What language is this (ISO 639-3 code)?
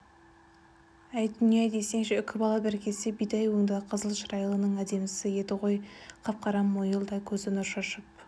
kaz